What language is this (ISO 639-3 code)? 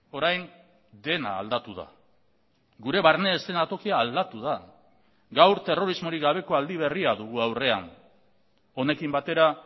eus